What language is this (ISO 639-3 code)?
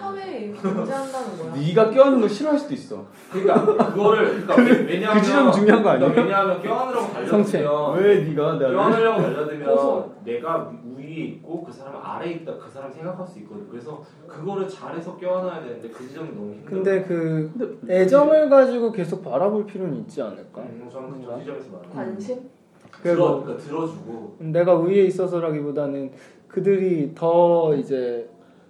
kor